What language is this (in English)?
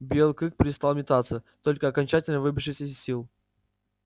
Russian